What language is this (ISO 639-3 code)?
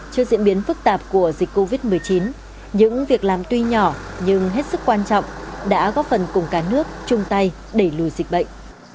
vie